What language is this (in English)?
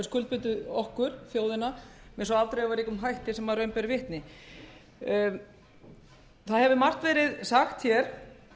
Icelandic